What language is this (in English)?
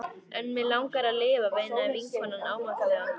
Icelandic